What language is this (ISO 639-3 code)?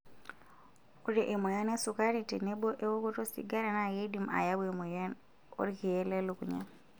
mas